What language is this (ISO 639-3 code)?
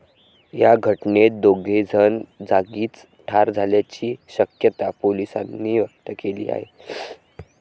mar